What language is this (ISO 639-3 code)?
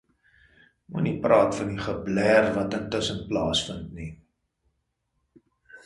afr